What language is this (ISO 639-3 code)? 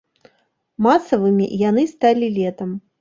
bel